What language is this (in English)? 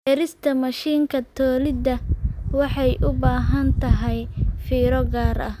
Somali